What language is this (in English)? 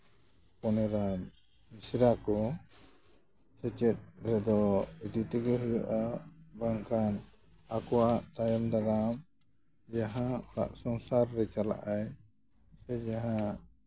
Santali